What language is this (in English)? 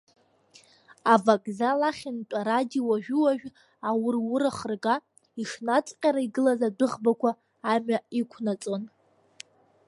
Abkhazian